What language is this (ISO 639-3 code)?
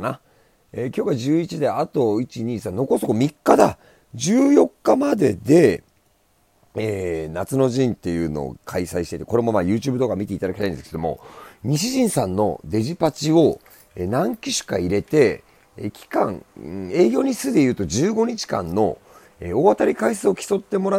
jpn